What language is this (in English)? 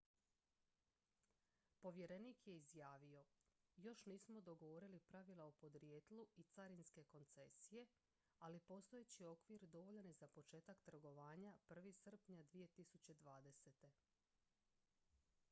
Croatian